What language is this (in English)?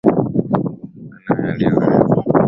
Swahili